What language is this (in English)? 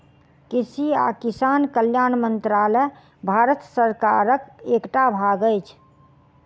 Maithili